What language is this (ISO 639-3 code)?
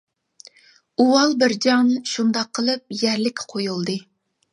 uig